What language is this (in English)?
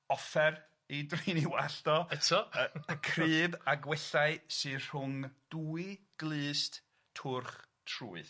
Welsh